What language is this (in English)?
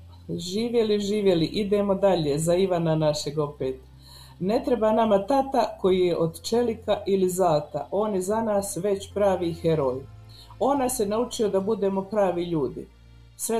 Croatian